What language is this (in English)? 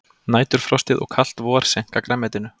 Icelandic